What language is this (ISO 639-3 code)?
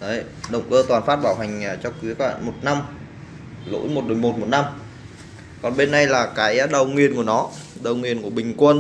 vie